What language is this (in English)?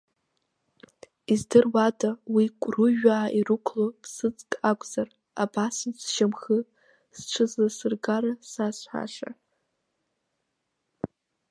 Abkhazian